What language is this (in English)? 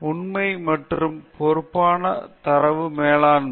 Tamil